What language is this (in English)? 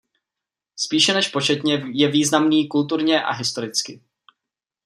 Czech